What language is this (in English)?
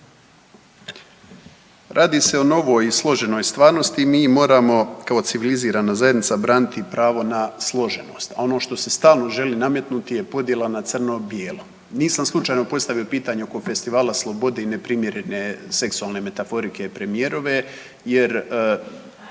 Croatian